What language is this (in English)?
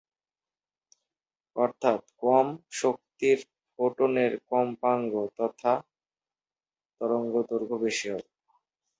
Bangla